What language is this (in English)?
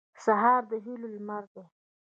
Pashto